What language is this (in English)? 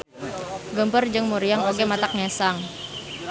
Sundanese